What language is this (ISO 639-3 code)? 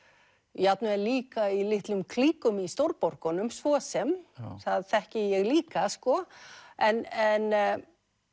isl